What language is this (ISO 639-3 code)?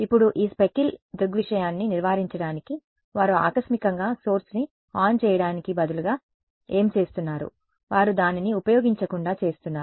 tel